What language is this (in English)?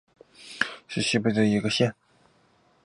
Chinese